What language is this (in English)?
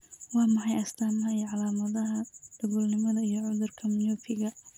Somali